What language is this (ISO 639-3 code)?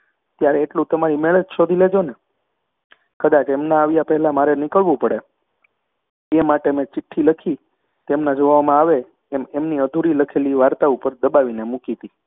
guj